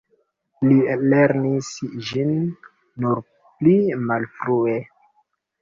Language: Esperanto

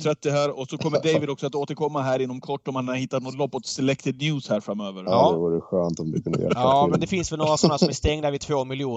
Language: Swedish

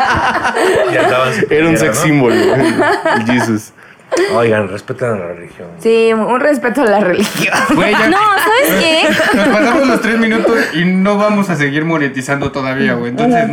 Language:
Spanish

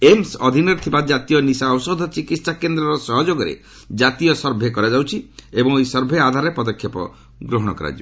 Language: Odia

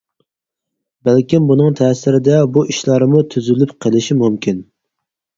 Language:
Uyghur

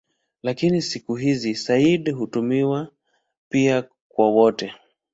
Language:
Swahili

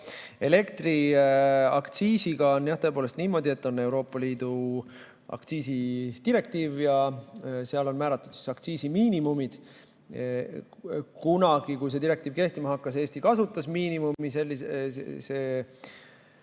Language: Estonian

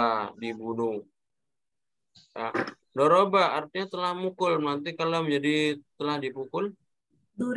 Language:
Indonesian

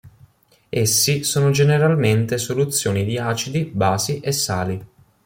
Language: Italian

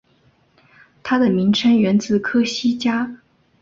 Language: Chinese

